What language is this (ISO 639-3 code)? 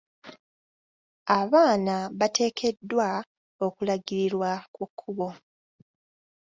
lug